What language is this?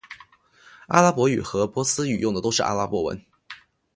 Chinese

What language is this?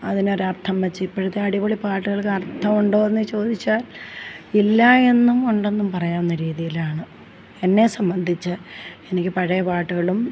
Malayalam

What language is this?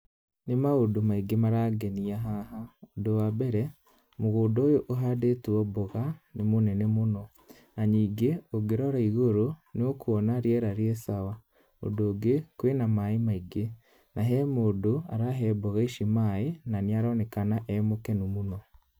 Kikuyu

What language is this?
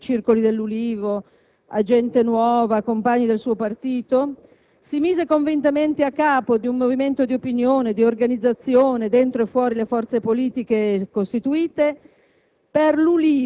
Italian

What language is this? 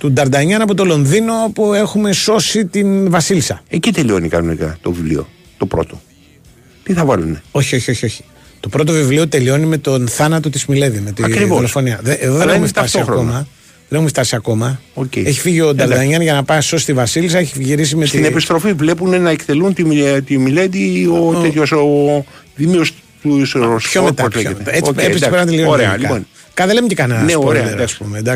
Greek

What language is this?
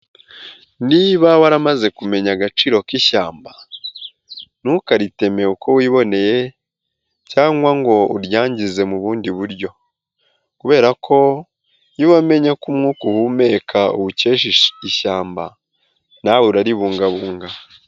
Kinyarwanda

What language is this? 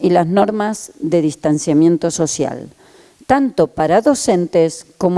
Spanish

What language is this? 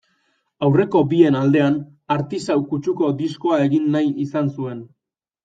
Basque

